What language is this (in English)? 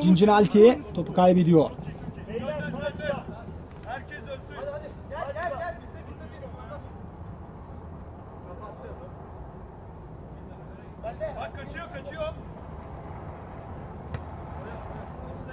Turkish